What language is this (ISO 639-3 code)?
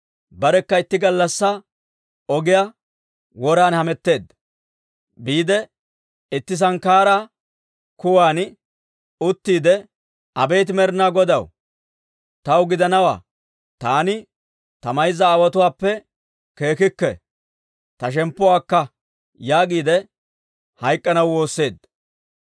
dwr